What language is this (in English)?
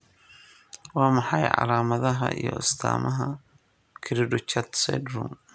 Somali